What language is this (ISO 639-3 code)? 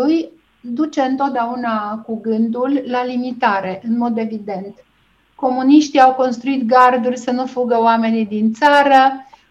ron